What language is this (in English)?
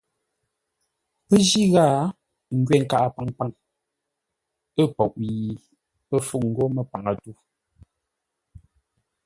Ngombale